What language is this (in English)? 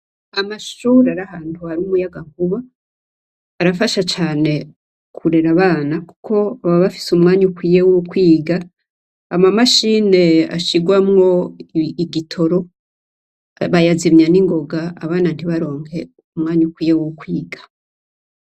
Rundi